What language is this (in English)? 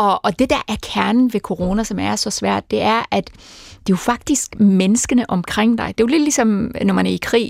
Danish